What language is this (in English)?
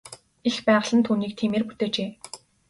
Mongolian